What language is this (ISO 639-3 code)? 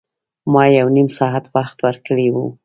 pus